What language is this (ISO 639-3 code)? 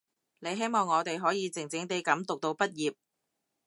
yue